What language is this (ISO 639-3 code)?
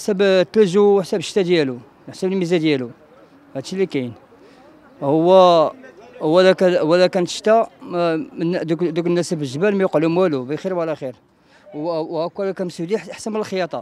ara